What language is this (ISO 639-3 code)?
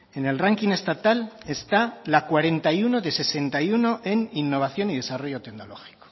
spa